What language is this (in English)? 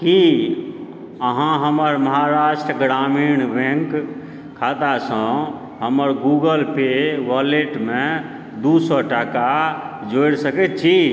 Maithili